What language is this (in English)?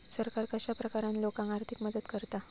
Marathi